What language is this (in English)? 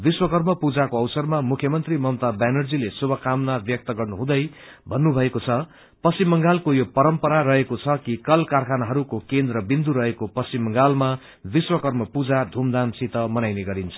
Nepali